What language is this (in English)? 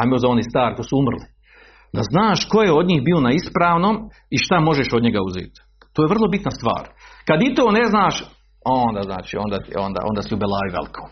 Croatian